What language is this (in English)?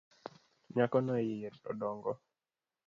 Luo (Kenya and Tanzania)